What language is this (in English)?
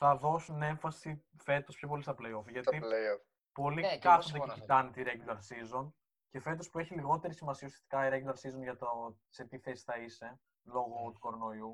Greek